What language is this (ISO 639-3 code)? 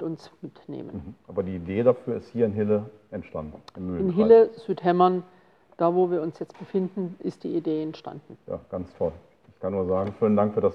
deu